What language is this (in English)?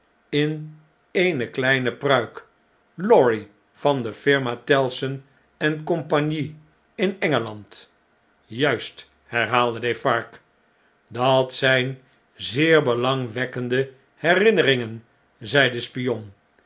Dutch